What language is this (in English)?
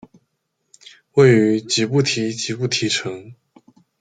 Chinese